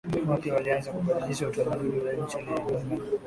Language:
Swahili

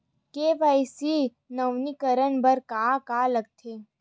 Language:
Chhattisgarhi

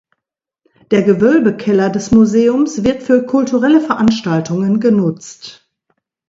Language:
German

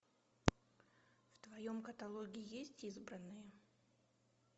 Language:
Russian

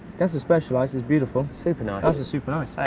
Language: English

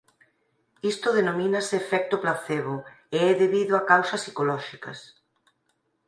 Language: Galician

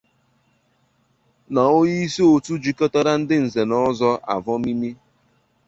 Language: Igbo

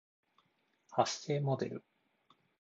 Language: Japanese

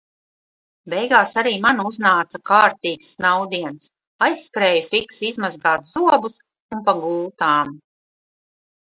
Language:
Latvian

